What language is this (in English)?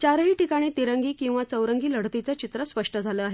Marathi